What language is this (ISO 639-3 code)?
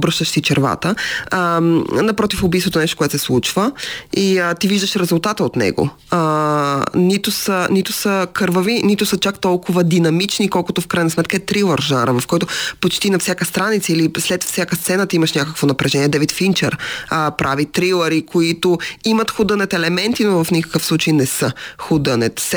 bul